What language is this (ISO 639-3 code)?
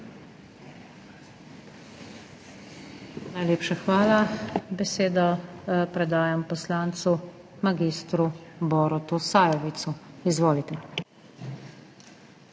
slv